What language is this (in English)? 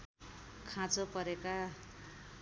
Nepali